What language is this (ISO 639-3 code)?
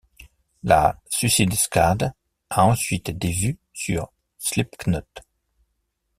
fra